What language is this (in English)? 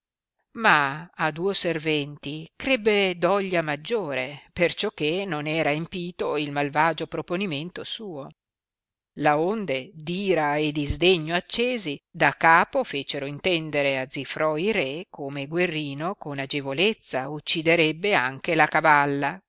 Italian